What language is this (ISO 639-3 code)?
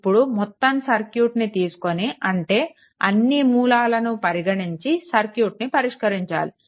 tel